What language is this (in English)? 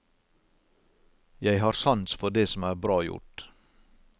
Norwegian